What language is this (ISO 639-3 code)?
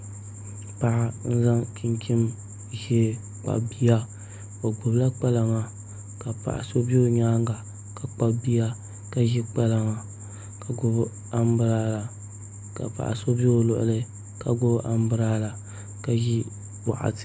dag